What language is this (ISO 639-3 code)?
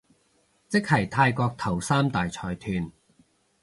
yue